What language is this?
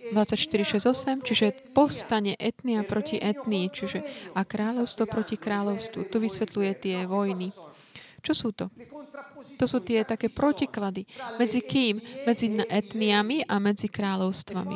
Slovak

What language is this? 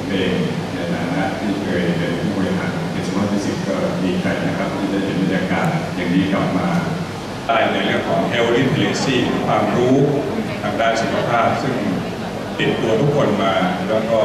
Thai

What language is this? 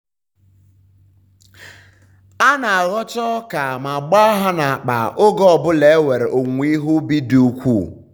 Igbo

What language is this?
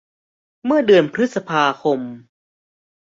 Thai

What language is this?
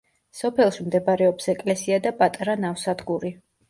Georgian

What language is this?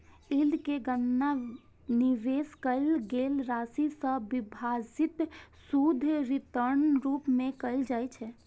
Maithili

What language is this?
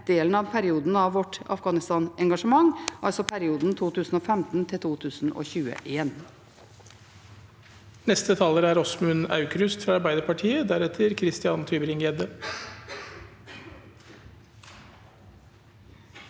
Norwegian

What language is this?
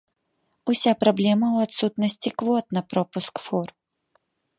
Belarusian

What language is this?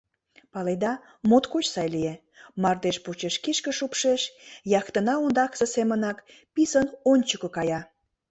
Mari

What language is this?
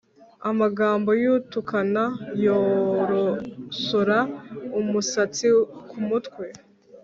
Kinyarwanda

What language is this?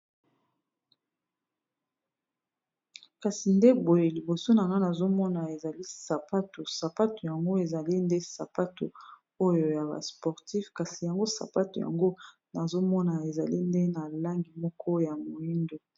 Lingala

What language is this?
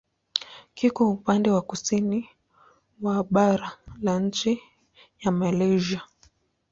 Swahili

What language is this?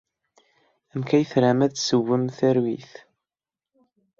Kabyle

